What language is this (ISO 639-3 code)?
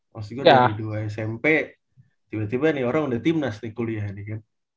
ind